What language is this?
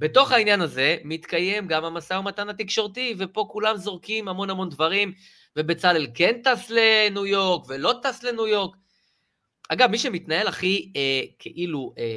Hebrew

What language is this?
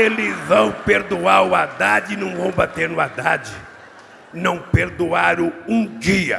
Portuguese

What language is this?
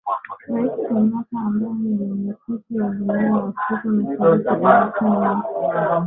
Swahili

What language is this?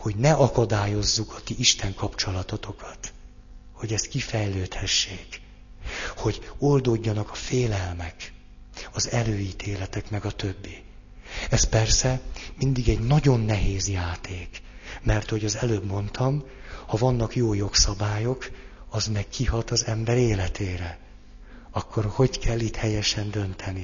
Hungarian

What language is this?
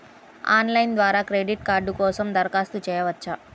Telugu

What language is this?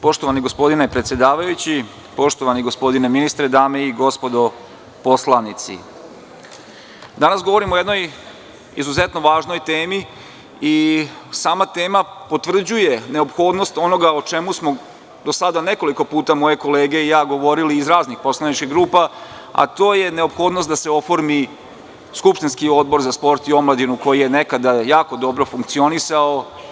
Serbian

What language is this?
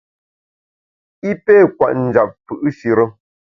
Bamun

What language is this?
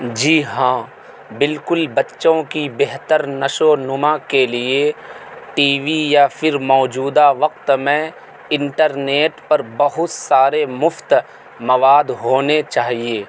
Urdu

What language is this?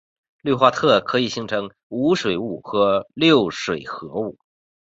Chinese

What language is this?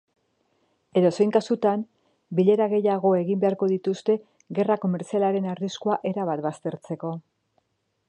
Basque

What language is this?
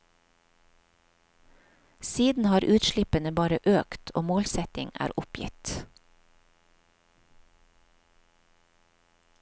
Norwegian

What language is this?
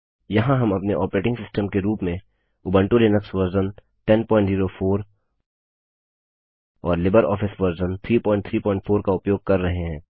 Hindi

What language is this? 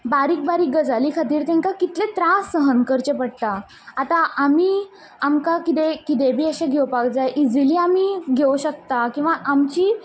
Konkani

